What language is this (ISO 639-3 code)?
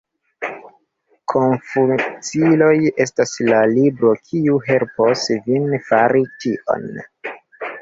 epo